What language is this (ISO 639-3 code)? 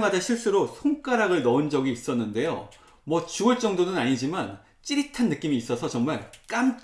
kor